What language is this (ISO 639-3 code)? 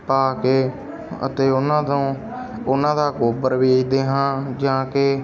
pan